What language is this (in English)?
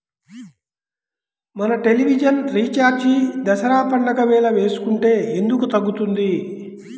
Telugu